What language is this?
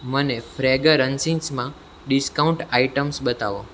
Gujarati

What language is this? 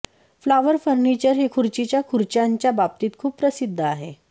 Marathi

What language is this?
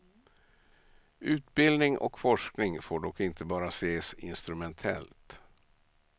Swedish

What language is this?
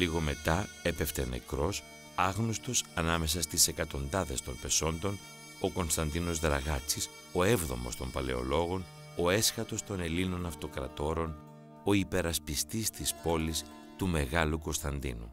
Greek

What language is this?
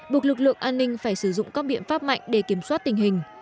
Vietnamese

